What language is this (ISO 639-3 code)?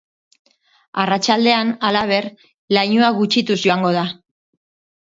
eus